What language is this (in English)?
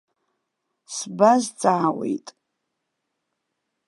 Abkhazian